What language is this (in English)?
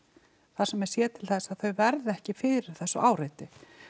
Icelandic